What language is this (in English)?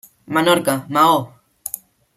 Catalan